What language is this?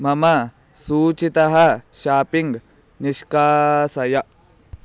Sanskrit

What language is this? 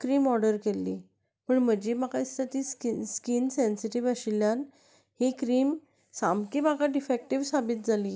Konkani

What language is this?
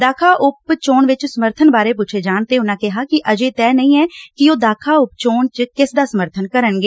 Punjabi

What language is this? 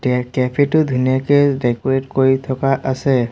Assamese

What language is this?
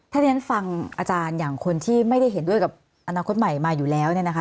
Thai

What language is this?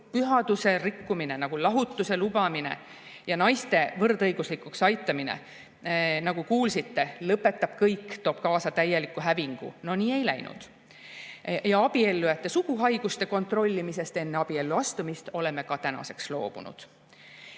Estonian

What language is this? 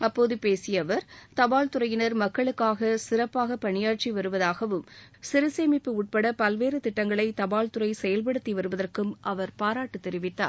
Tamil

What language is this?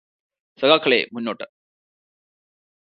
Malayalam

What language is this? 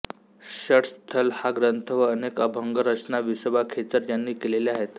Marathi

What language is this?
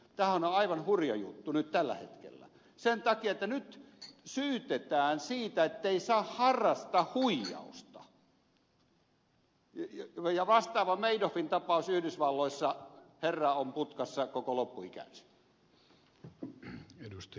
Finnish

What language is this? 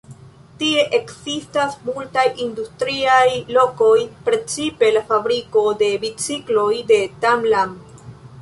Esperanto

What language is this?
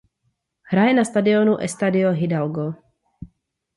Czech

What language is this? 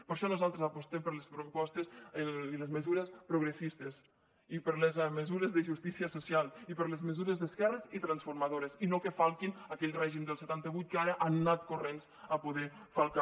Catalan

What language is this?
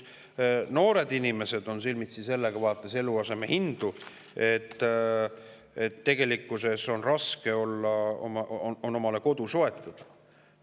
Estonian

